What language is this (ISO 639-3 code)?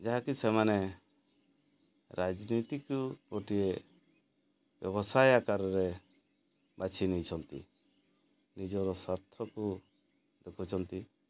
ori